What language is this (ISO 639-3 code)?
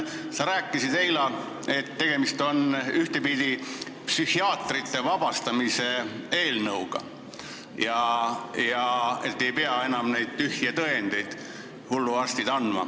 est